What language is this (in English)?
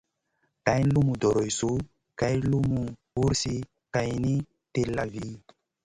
Masana